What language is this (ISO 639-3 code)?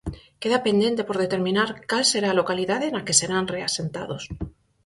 glg